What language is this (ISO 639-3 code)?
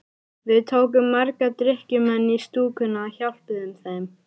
isl